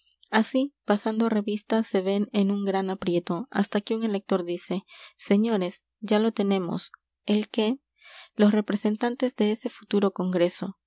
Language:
Spanish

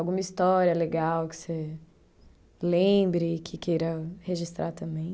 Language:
Portuguese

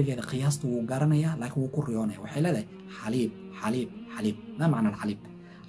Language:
Arabic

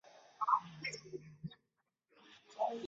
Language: Chinese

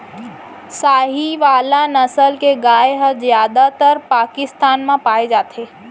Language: Chhattisgarhi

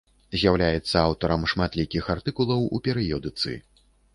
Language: Belarusian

